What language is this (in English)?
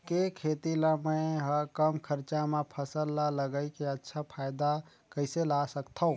Chhattisgarhi